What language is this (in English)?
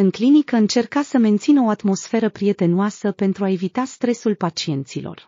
Romanian